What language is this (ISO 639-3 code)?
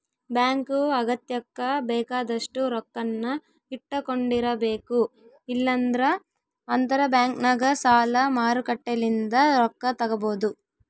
kan